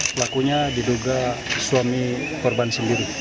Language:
Indonesian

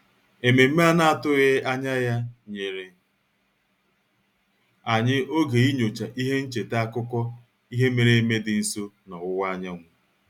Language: Igbo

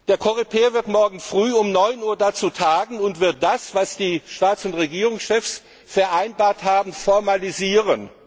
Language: German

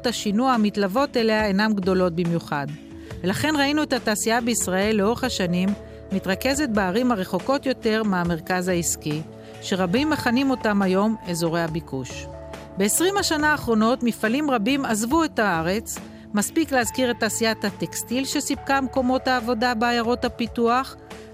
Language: Hebrew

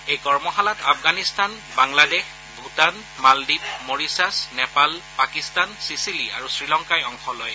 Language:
Assamese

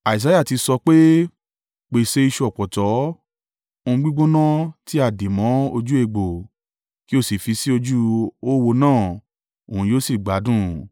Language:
Yoruba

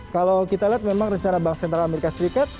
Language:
Indonesian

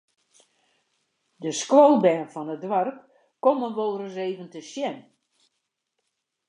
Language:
Western Frisian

